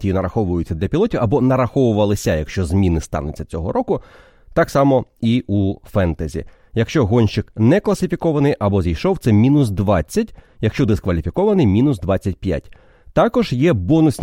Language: Ukrainian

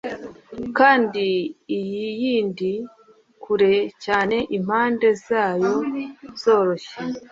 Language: Kinyarwanda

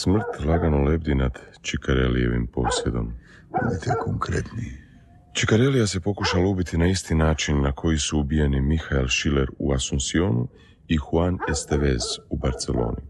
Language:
Croatian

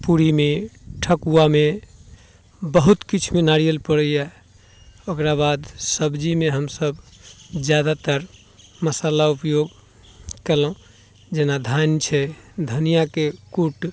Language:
Maithili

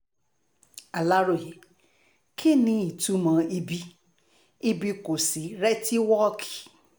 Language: Yoruba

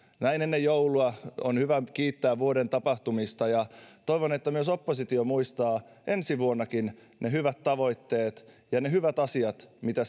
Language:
Finnish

